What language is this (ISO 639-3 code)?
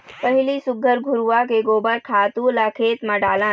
hne